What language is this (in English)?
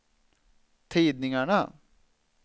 Swedish